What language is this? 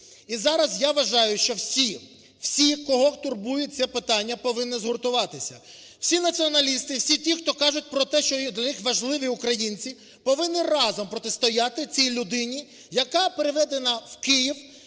Ukrainian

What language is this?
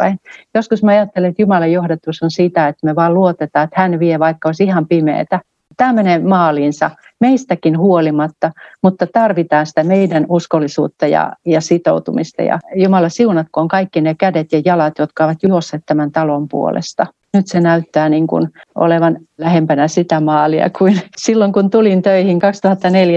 Finnish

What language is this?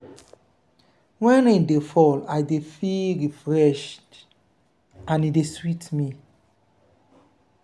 Nigerian Pidgin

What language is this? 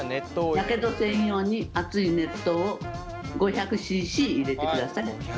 Japanese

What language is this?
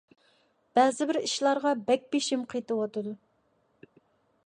Uyghur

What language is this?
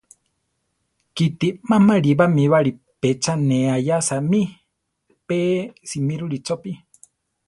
Central Tarahumara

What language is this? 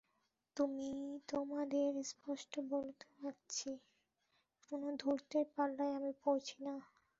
Bangla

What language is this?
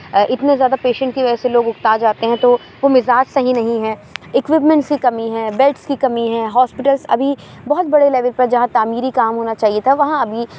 Urdu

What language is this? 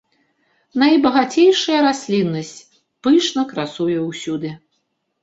Belarusian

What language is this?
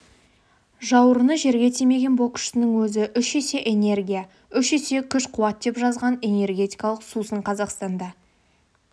Kazakh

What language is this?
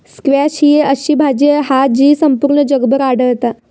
Marathi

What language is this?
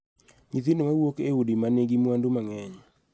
Luo (Kenya and Tanzania)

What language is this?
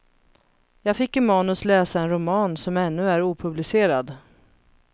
Swedish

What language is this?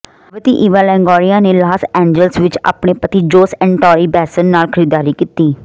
Punjabi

